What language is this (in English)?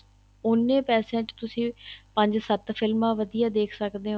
Punjabi